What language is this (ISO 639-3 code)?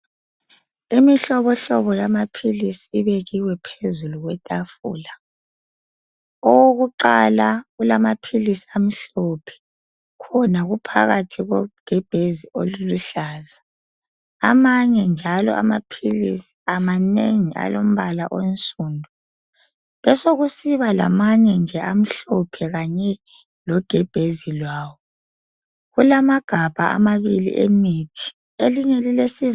nde